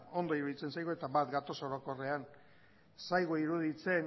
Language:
Basque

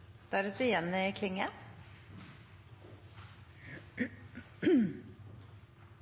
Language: Norwegian Nynorsk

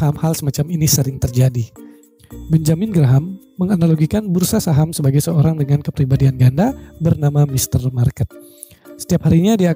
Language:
Indonesian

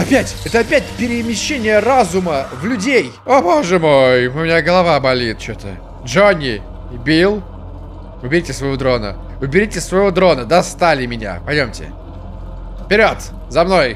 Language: Russian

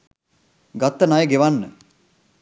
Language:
Sinhala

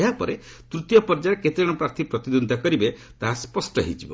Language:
Odia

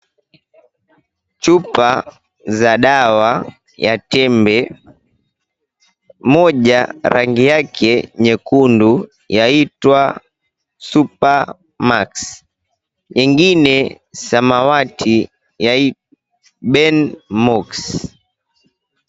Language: Swahili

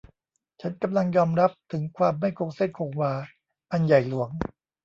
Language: Thai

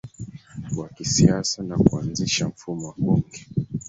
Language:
Swahili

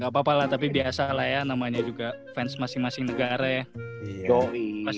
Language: Indonesian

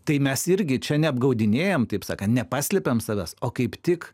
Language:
Lithuanian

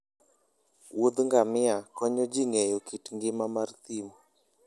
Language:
Luo (Kenya and Tanzania)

